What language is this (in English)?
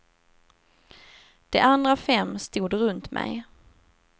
Swedish